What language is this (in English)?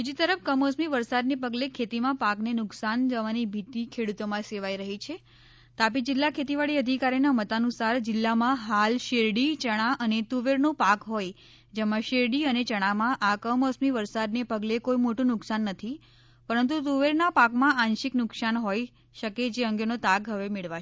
Gujarati